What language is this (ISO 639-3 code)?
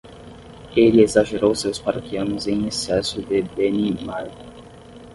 por